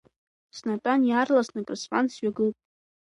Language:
Abkhazian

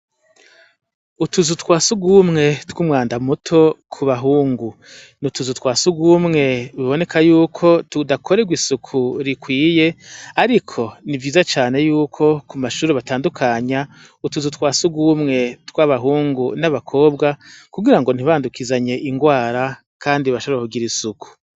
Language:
Rundi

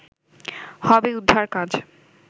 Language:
Bangla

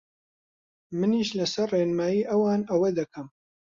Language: Central Kurdish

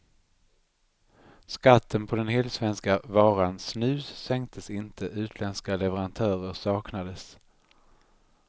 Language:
Swedish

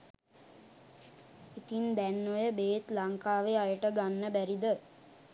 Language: Sinhala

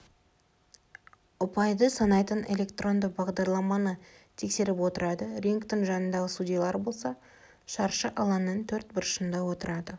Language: Kazakh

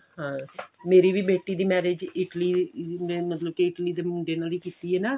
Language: Punjabi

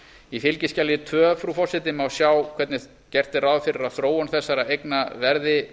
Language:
Icelandic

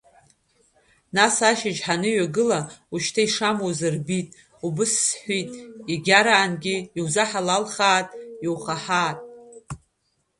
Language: Abkhazian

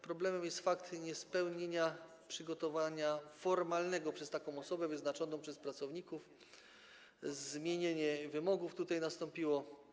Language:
Polish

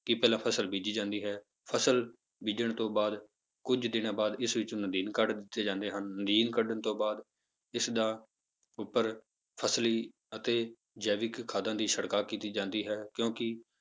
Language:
Punjabi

